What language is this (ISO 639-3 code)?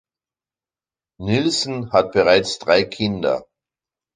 deu